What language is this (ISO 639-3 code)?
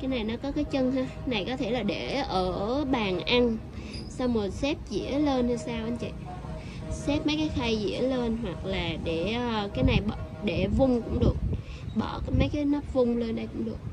vie